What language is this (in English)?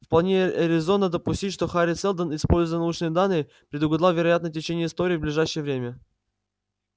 Russian